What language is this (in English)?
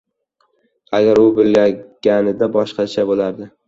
Uzbek